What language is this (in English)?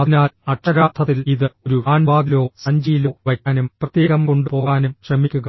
Malayalam